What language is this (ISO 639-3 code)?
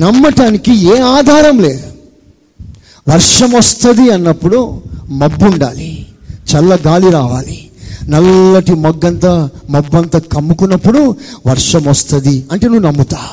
tel